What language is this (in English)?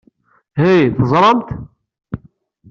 Kabyle